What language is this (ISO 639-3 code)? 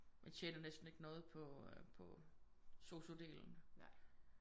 dan